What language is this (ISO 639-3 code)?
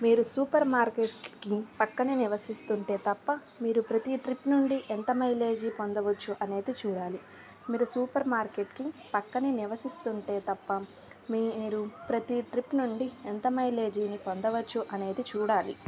tel